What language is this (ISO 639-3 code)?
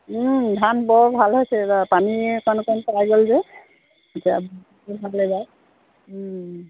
asm